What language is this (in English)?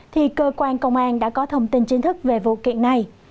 Vietnamese